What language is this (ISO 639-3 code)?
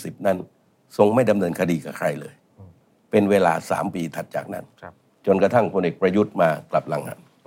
tha